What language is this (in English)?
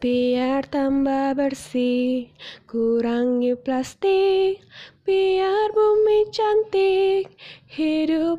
Indonesian